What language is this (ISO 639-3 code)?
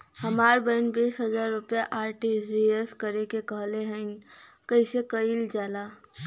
bho